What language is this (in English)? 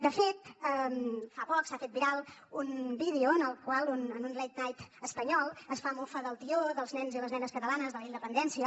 Catalan